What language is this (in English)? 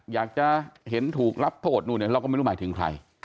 Thai